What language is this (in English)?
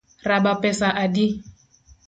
Luo (Kenya and Tanzania)